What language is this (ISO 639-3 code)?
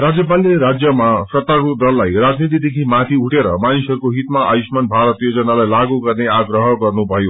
nep